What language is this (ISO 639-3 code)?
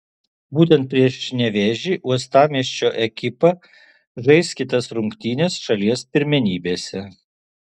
lit